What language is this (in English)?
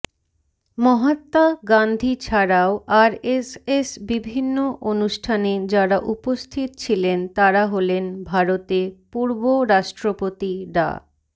Bangla